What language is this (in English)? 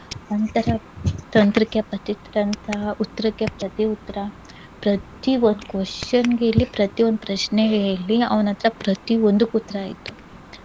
Kannada